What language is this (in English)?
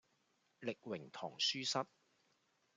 Cantonese